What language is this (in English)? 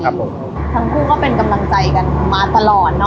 Thai